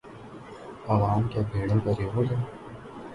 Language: Urdu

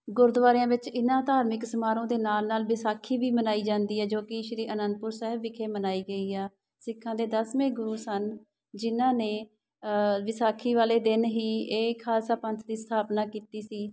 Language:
Punjabi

